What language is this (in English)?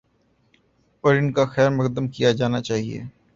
Urdu